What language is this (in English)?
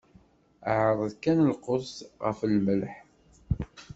Kabyle